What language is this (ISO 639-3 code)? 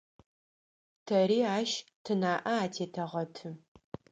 ady